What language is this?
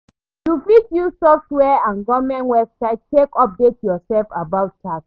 Nigerian Pidgin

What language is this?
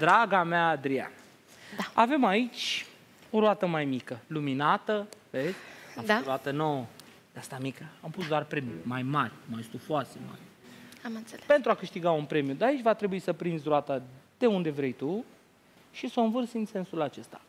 Romanian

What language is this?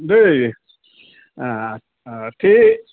Assamese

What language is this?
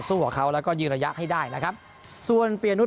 Thai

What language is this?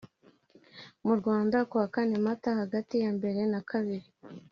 Kinyarwanda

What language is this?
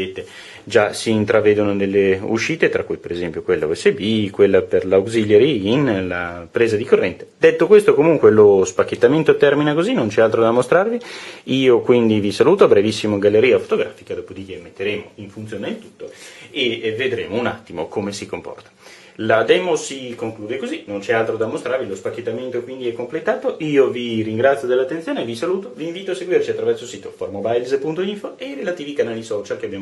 Italian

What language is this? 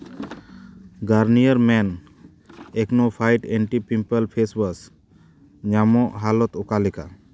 Santali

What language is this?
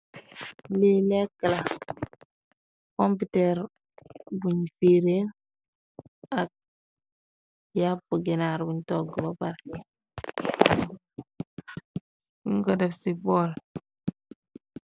Wolof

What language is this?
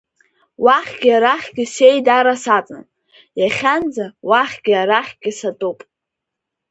Abkhazian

